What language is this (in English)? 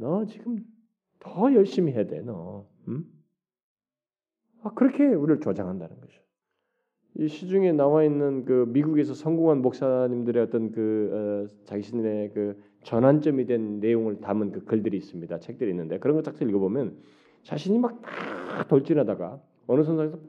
Korean